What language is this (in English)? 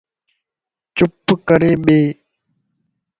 Lasi